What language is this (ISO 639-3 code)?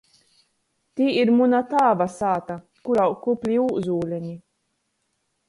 ltg